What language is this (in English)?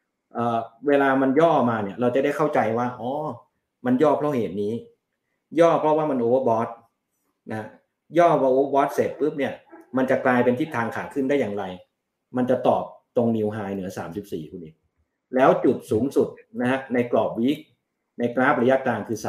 Thai